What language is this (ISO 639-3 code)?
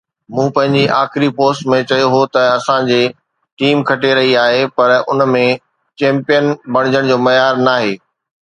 snd